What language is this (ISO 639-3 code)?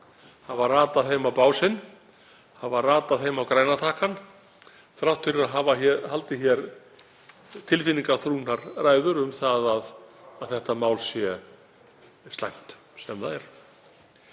isl